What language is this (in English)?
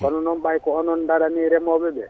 Fula